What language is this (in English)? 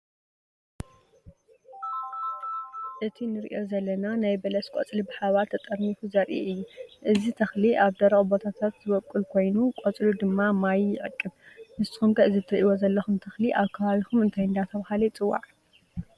Tigrinya